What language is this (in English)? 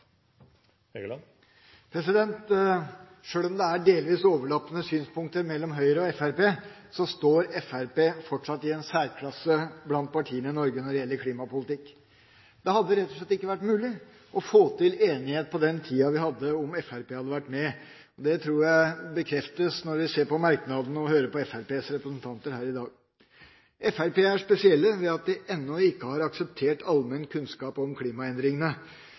Norwegian